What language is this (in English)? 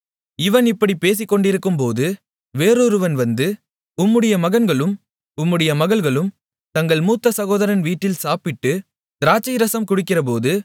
Tamil